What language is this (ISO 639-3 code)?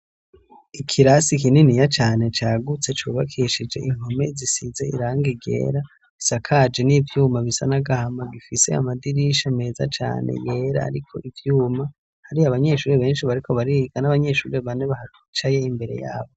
run